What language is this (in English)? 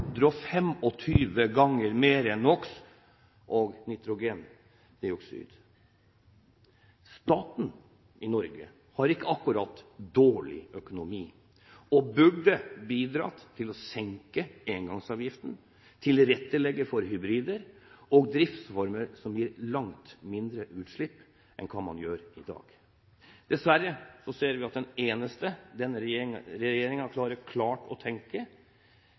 Norwegian Bokmål